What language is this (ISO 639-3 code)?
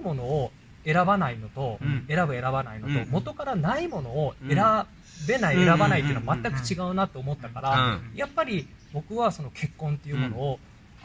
jpn